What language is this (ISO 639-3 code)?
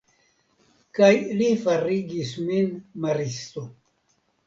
epo